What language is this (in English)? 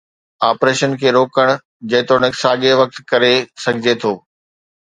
Sindhi